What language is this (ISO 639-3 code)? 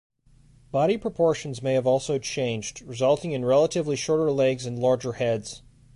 eng